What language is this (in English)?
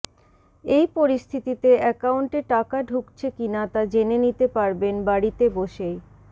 Bangla